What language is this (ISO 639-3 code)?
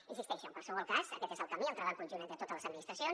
cat